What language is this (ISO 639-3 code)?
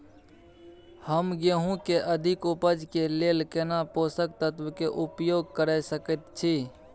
mai